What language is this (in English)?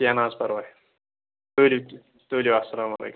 Kashmiri